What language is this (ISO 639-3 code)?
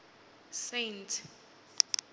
ven